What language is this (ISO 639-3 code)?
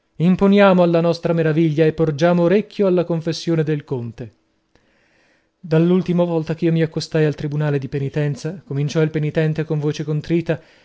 ita